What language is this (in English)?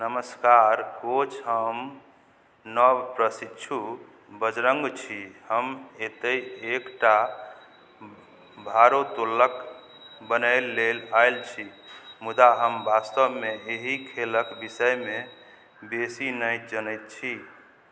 Maithili